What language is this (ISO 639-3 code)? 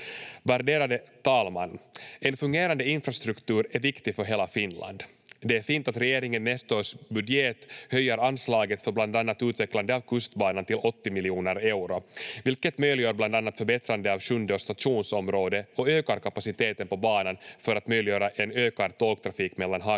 fin